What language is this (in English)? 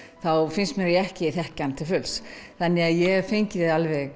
Icelandic